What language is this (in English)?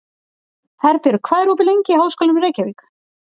Icelandic